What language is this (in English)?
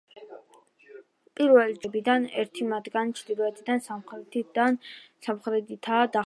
Georgian